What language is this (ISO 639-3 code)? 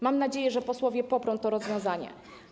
pol